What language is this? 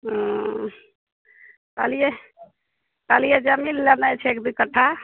Maithili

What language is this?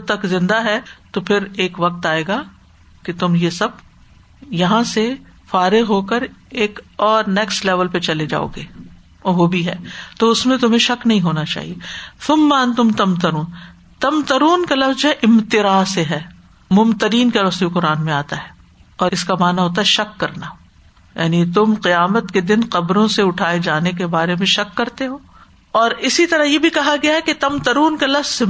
Urdu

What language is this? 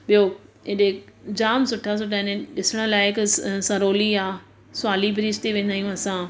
Sindhi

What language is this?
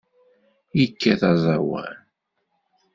Kabyle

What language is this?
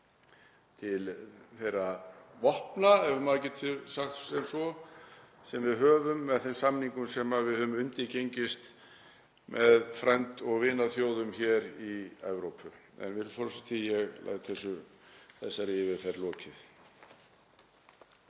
Icelandic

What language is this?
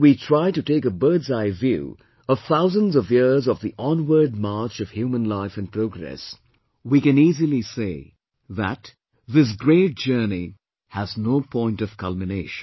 English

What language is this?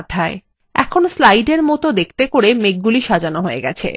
Bangla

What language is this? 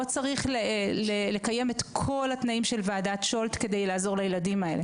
Hebrew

